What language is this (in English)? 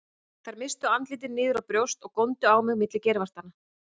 Icelandic